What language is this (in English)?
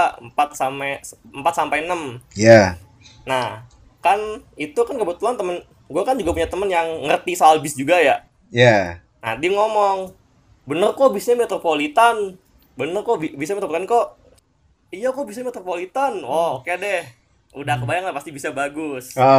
Indonesian